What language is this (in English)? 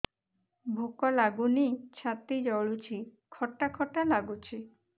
Odia